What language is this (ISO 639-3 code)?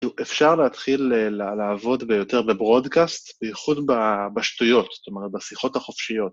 heb